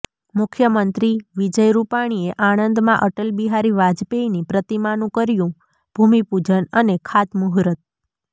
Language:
Gujarati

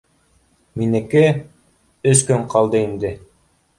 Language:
Bashkir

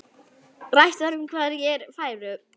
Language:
Icelandic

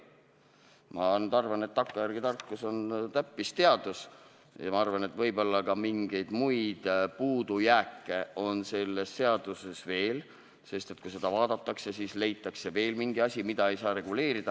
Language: Estonian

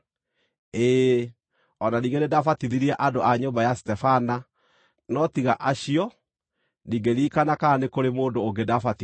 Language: Kikuyu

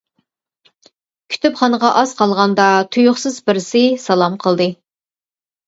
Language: Uyghur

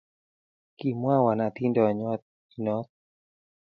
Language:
Kalenjin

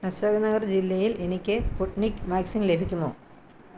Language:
Malayalam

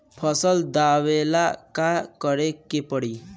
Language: Bhojpuri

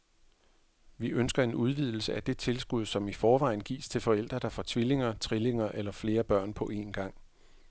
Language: Danish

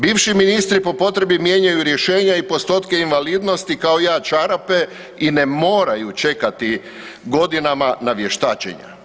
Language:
Croatian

